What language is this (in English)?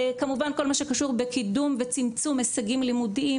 Hebrew